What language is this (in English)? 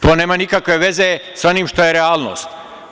Serbian